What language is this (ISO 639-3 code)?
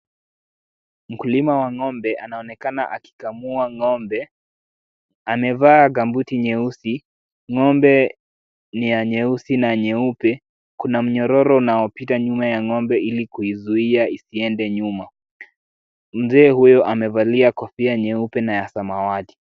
swa